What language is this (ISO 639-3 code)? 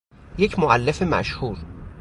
fas